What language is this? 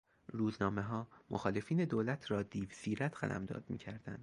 Persian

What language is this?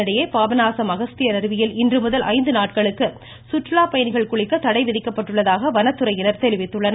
Tamil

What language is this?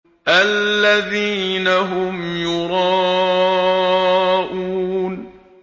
Arabic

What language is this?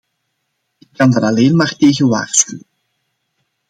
Dutch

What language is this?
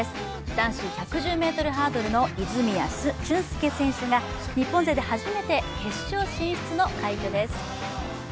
Japanese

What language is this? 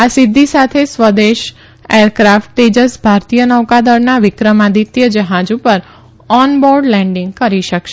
Gujarati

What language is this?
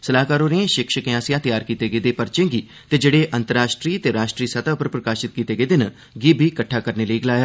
Dogri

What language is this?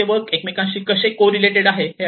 Marathi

